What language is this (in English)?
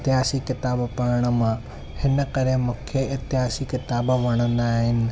Sindhi